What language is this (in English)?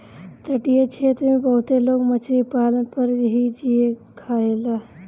Bhojpuri